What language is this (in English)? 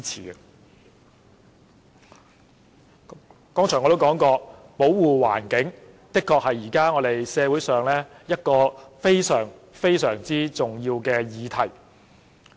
Cantonese